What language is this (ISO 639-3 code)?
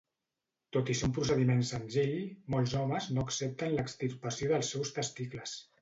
cat